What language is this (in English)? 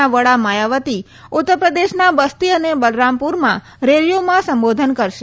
Gujarati